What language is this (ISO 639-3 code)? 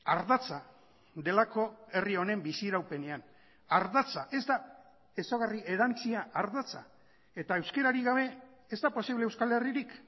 eus